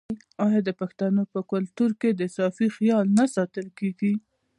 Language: Pashto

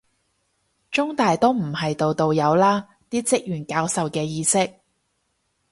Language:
Cantonese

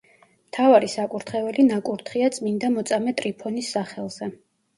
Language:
Georgian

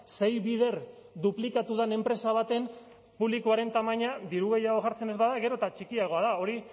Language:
Basque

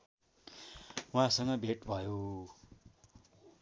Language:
Nepali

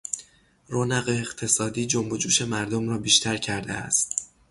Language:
Persian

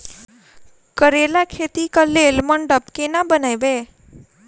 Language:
Maithili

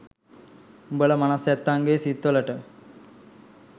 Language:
Sinhala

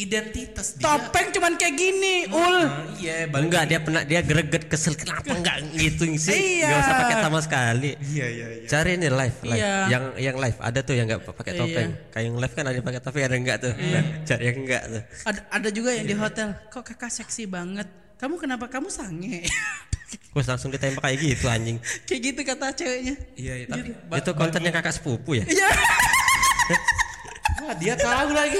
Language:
Indonesian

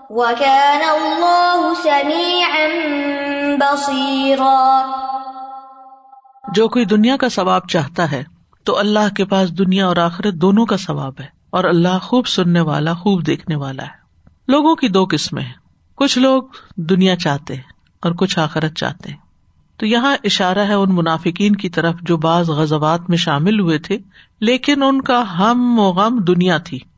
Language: Urdu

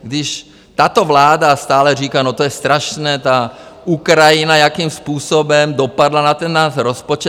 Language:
Czech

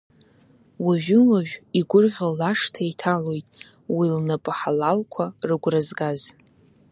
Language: Abkhazian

